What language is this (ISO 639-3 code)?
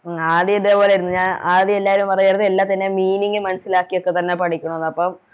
mal